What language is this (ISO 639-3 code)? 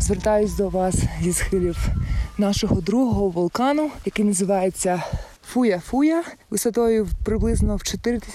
ukr